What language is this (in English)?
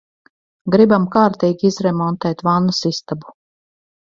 Latvian